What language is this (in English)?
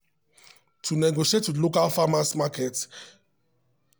Nigerian Pidgin